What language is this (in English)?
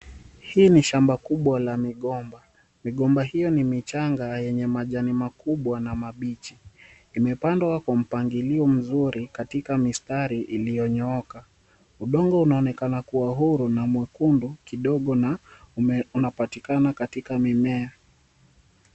Swahili